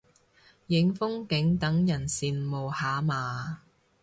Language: Cantonese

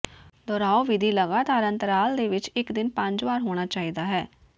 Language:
Punjabi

